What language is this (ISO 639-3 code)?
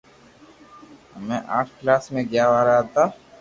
lrk